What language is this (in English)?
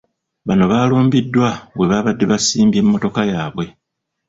Ganda